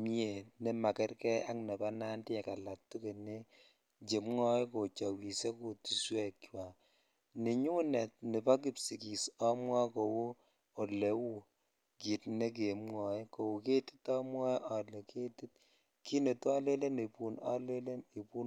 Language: Kalenjin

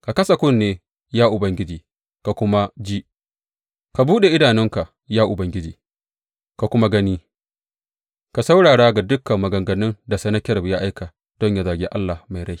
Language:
Hausa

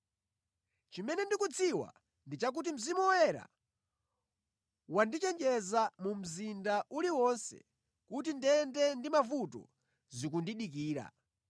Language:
Nyanja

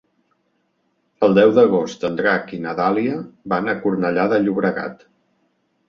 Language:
Catalan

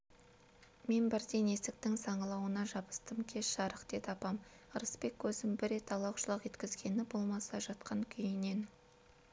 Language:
Kazakh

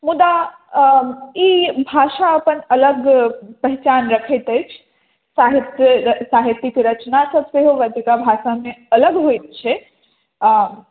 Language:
Maithili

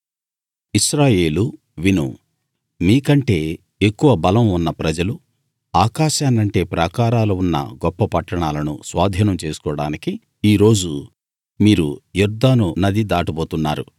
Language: Telugu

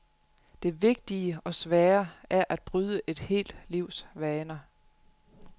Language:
Danish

